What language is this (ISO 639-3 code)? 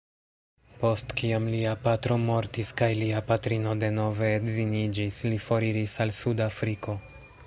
epo